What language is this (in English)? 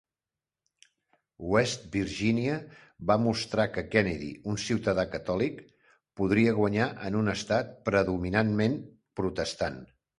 Catalan